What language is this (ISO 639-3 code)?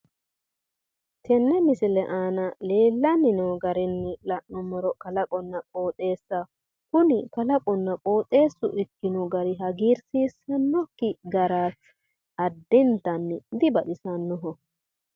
sid